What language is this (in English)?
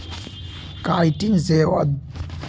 Magahi